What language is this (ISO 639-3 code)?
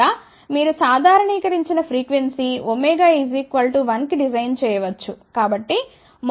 tel